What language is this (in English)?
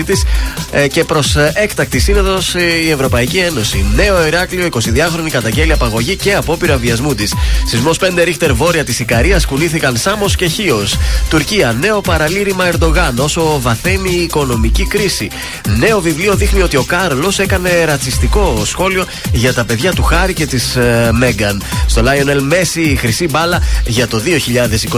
Greek